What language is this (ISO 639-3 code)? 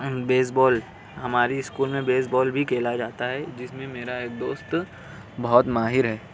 urd